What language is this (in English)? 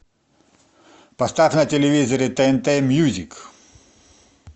Russian